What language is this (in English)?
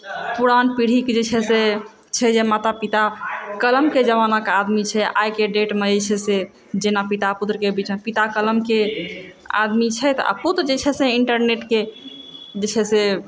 Maithili